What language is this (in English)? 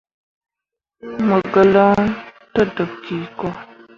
Mundang